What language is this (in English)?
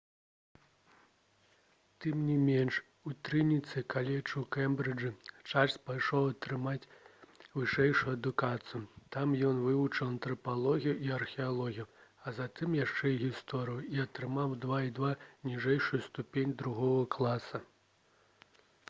Belarusian